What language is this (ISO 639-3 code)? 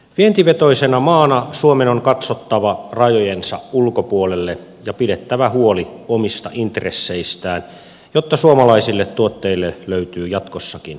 fin